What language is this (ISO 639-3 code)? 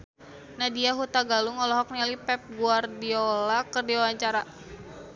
sun